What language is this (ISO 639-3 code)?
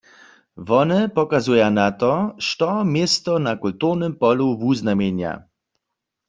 hsb